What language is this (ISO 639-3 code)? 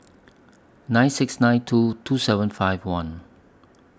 eng